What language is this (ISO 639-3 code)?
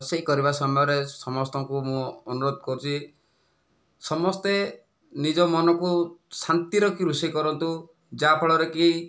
ori